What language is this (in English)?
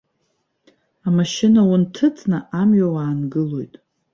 Abkhazian